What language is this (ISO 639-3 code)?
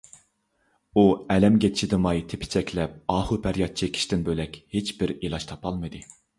uig